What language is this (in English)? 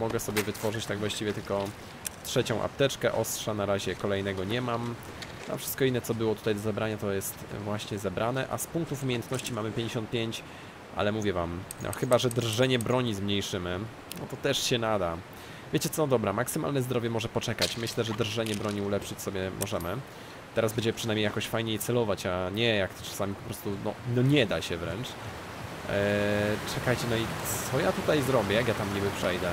Polish